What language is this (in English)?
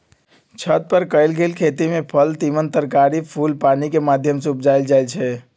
Magahi